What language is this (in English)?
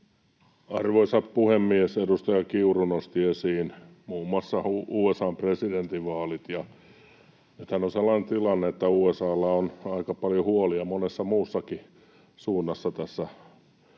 Finnish